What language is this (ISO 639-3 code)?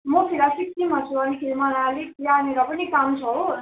nep